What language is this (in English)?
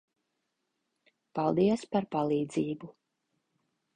Latvian